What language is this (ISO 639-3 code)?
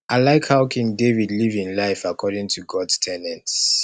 pcm